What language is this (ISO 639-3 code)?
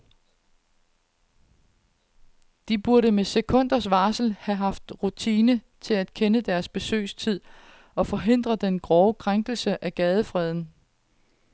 dan